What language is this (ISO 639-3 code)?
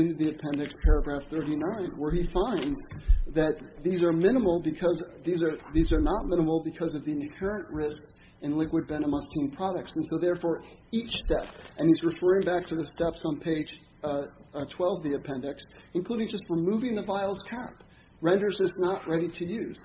eng